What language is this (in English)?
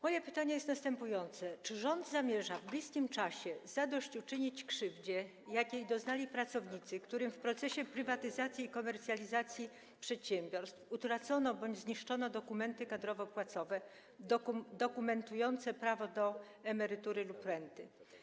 Polish